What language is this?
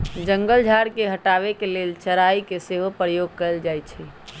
Magahi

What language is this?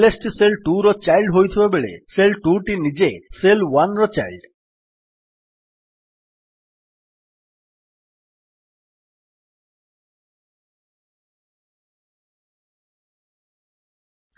Odia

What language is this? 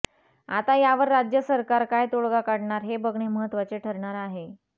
Marathi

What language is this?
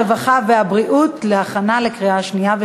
Hebrew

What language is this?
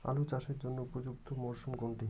Bangla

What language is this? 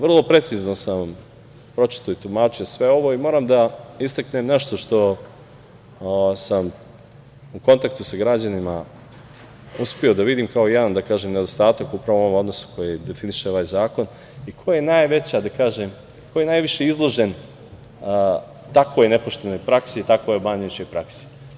Serbian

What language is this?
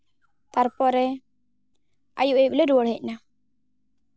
Santali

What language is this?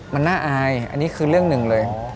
Thai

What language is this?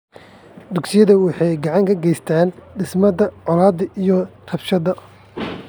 Somali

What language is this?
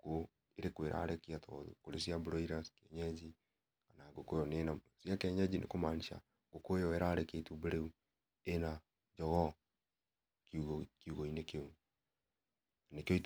Kikuyu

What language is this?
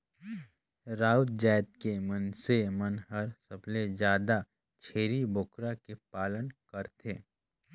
Chhattisgarhi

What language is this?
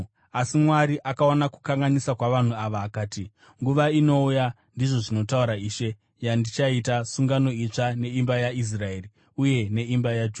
Shona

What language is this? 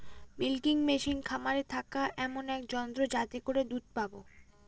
Bangla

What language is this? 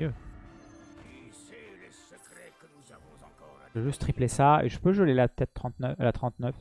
French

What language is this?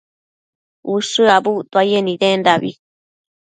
Matsés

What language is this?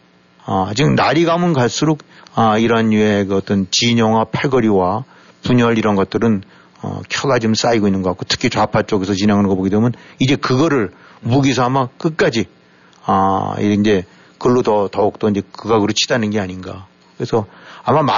Korean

